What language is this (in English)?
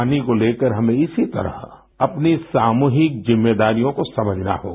Hindi